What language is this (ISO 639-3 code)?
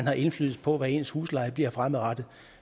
dan